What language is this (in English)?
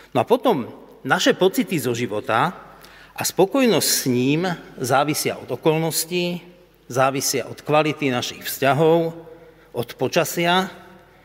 Slovak